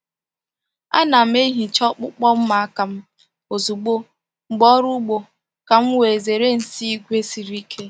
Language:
Igbo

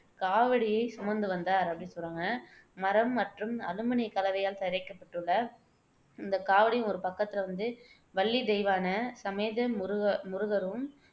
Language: Tamil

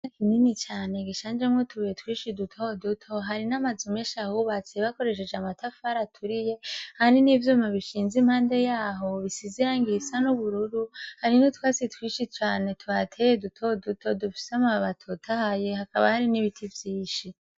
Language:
Rundi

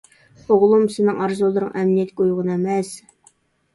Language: Uyghur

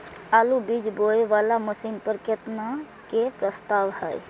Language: Maithili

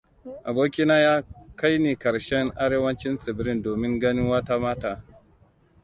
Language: Hausa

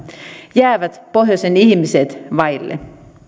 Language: Finnish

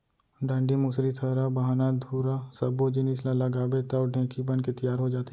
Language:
Chhattisgarhi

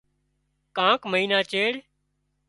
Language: Wadiyara Koli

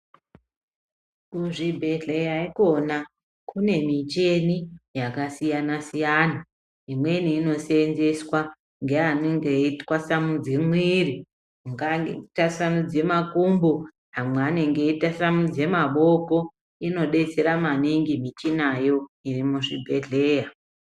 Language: Ndau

